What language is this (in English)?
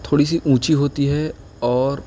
Urdu